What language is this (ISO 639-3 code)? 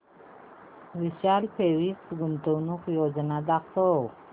mar